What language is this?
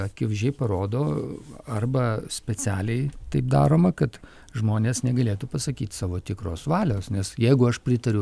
Lithuanian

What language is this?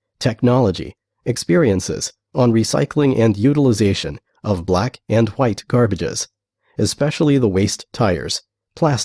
English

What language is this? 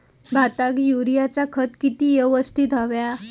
Marathi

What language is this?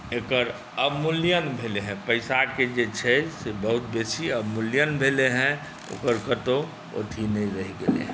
Maithili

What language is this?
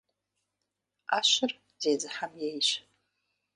Kabardian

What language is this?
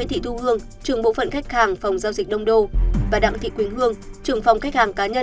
Vietnamese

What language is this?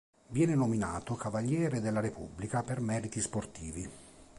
Italian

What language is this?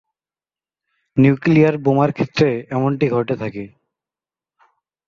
Bangla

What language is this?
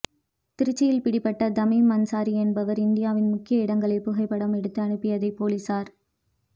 Tamil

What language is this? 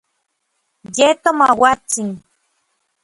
Orizaba Nahuatl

